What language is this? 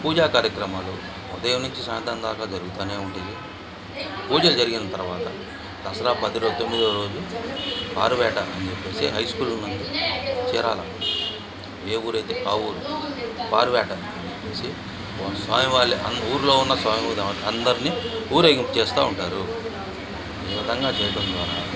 Telugu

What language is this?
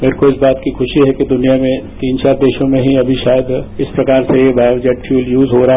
Hindi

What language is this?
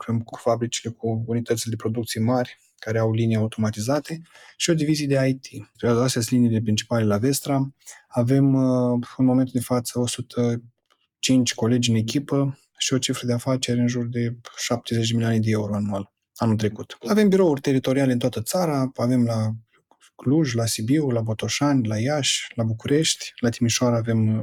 Romanian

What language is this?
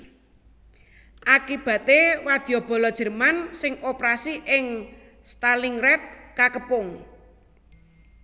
Javanese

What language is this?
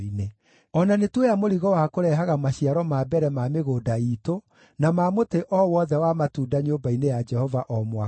Kikuyu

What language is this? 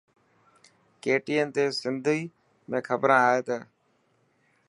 Dhatki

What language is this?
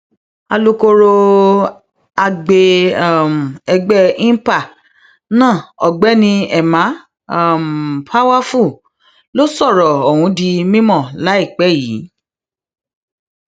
Yoruba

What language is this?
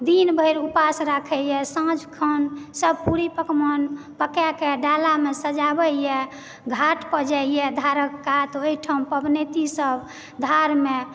Maithili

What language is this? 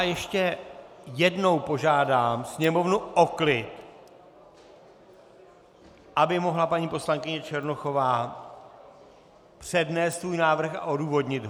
Czech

